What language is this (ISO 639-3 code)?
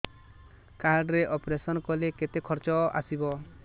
ori